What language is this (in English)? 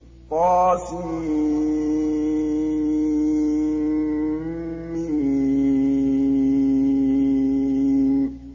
Arabic